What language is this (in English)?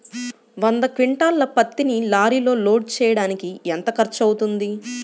Telugu